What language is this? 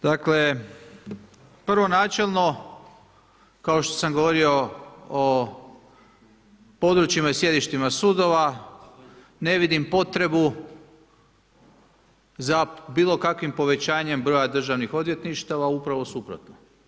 Croatian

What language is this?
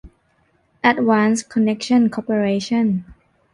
Thai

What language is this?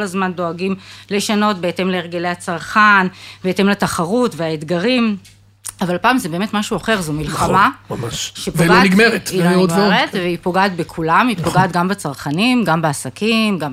Hebrew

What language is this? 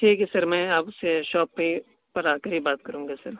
Urdu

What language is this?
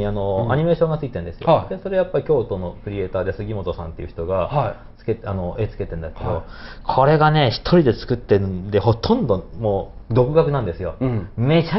Japanese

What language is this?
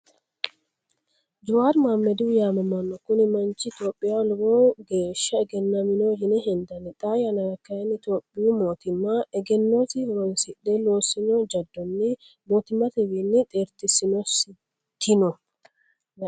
Sidamo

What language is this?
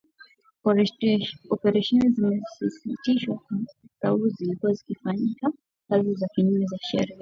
Swahili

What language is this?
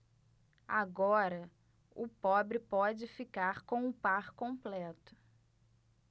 Portuguese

